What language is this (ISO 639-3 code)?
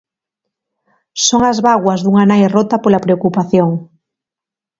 glg